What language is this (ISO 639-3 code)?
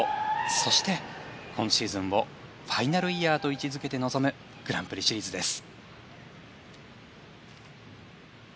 jpn